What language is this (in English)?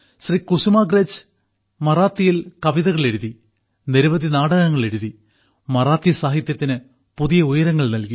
Malayalam